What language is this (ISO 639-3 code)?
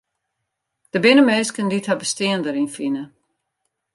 fry